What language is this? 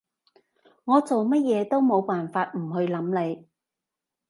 Cantonese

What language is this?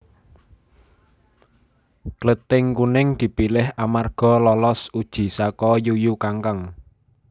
Javanese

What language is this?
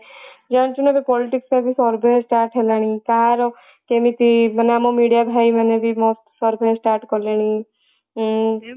Odia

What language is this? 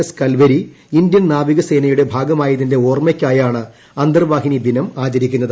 Malayalam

